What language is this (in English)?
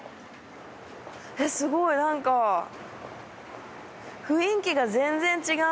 Japanese